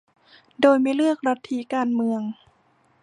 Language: Thai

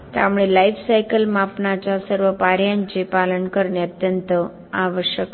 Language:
Marathi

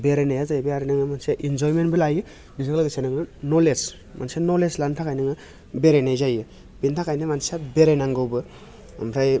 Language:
Bodo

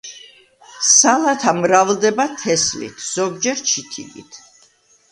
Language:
Georgian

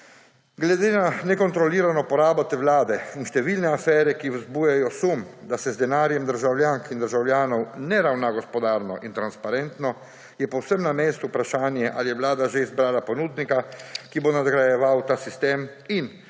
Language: Slovenian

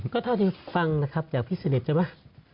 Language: Thai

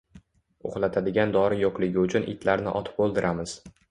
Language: Uzbek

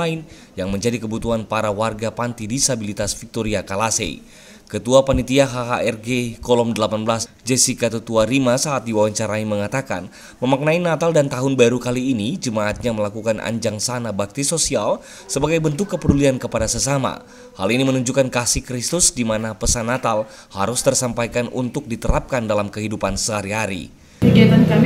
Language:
Indonesian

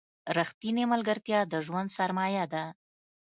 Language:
Pashto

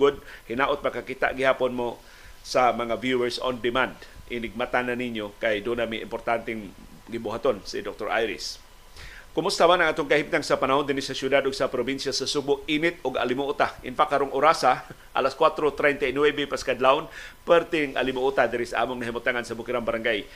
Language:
Filipino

